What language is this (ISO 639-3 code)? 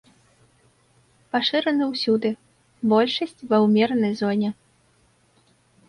bel